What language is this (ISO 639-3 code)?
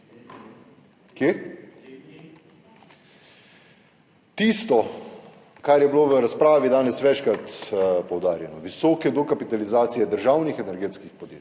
slv